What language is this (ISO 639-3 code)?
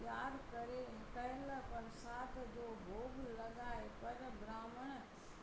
snd